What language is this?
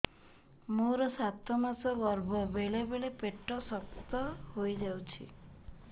Odia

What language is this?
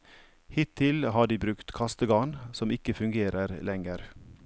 Norwegian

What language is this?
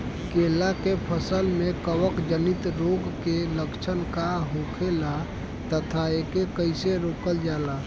Bhojpuri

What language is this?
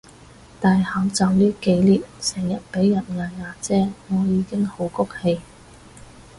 Cantonese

